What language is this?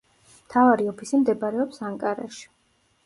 Georgian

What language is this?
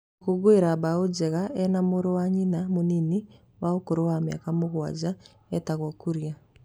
Kikuyu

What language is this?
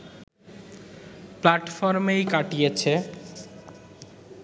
Bangla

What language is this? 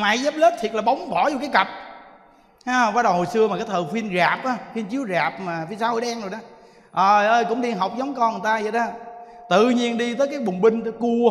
Vietnamese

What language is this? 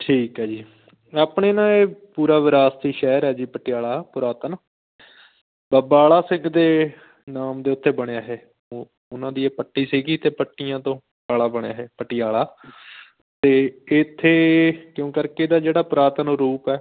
Punjabi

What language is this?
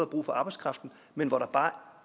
Danish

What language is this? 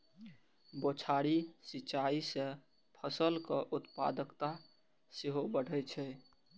Maithili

